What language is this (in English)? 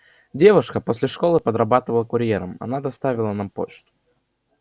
Russian